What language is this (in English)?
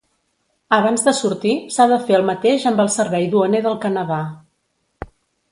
Catalan